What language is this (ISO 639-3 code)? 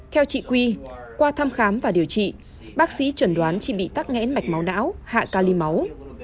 vie